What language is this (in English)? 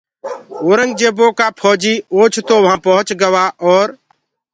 Gurgula